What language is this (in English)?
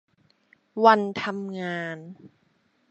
Thai